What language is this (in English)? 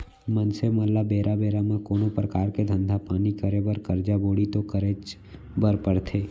Chhattisgarhi